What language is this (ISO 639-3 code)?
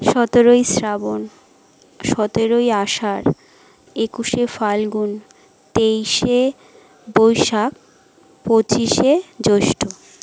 ben